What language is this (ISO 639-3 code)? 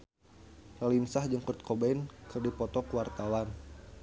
sun